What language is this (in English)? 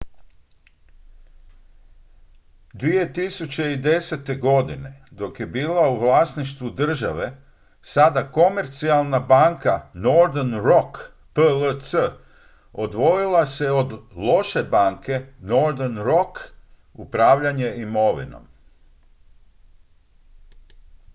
Croatian